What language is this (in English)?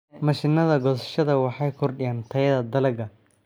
Somali